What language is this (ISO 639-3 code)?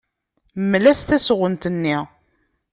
kab